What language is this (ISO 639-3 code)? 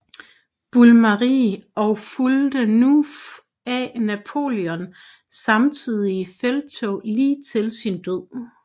dan